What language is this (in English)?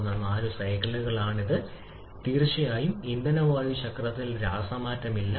Malayalam